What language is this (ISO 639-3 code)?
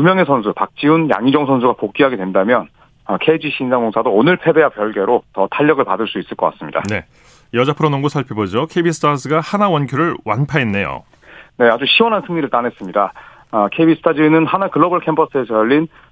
kor